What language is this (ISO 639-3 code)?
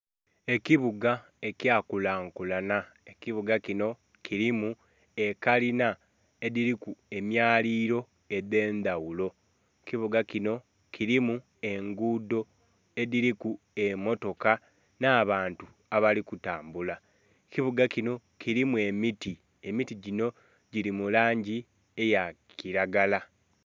xog